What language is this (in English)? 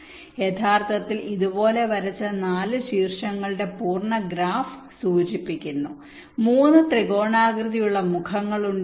Malayalam